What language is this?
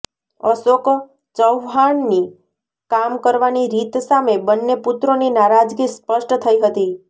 Gujarati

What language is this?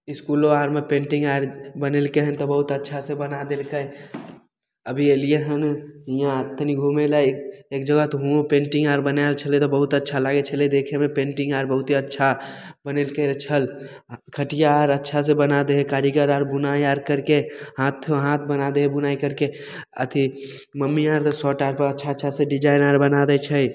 Maithili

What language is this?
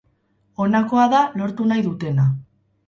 Basque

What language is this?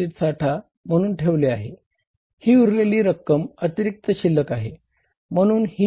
Marathi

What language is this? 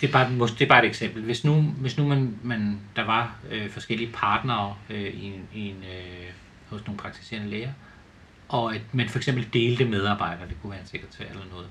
Danish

